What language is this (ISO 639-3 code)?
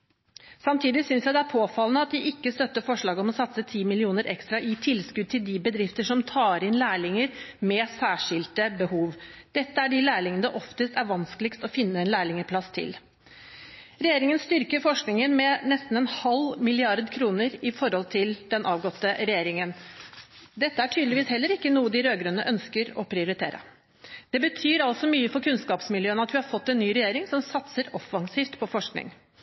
nob